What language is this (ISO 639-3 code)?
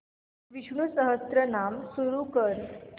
mar